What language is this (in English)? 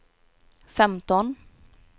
Swedish